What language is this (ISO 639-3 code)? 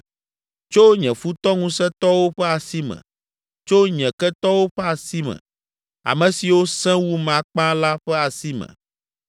ewe